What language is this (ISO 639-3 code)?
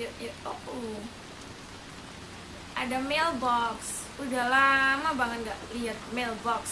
ind